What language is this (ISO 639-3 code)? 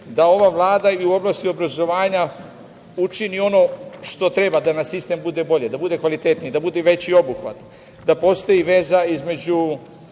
srp